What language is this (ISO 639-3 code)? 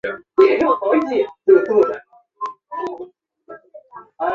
zho